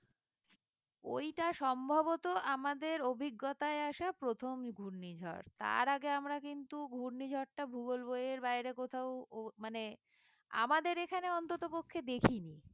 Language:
Bangla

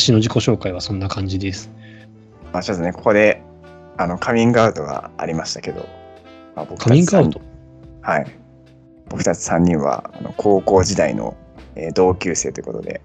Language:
Japanese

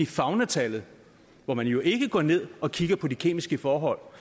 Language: Danish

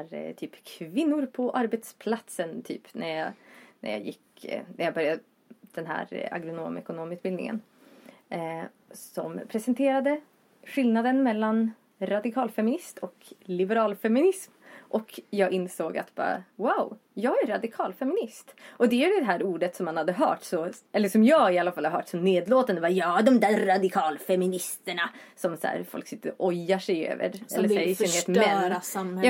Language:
Swedish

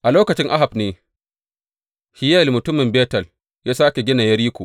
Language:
Hausa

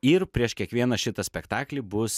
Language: Lithuanian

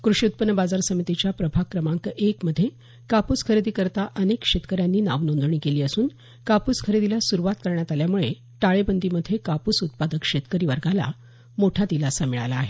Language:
Marathi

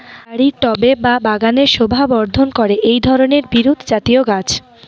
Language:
Bangla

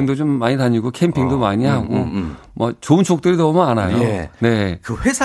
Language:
Korean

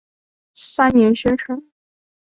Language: Chinese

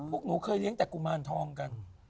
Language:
Thai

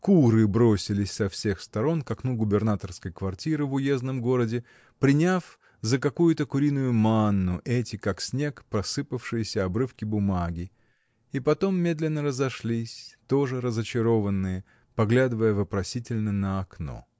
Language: Russian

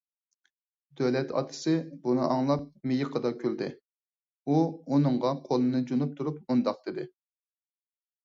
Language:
Uyghur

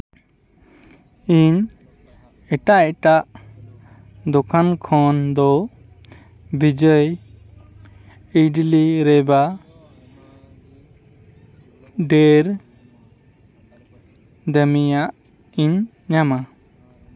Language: Santali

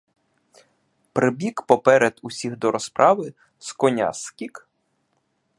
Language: Ukrainian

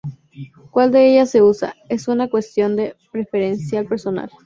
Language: Spanish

